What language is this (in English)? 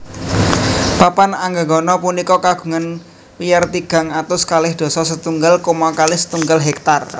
Javanese